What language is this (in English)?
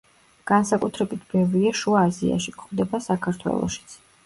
Georgian